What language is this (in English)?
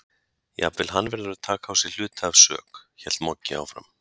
Icelandic